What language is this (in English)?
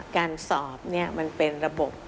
Thai